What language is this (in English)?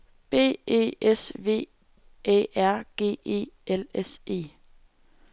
Danish